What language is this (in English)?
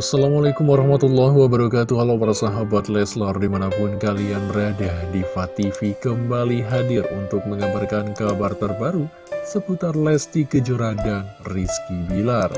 Indonesian